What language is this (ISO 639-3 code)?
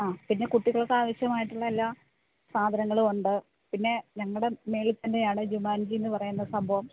mal